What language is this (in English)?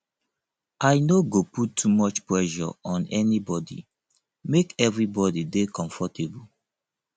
Nigerian Pidgin